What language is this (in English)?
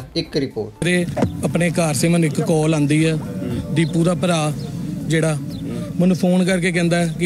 Punjabi